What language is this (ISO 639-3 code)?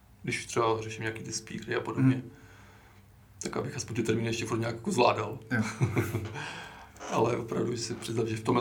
ces